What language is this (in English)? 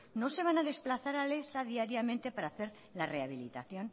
Spanish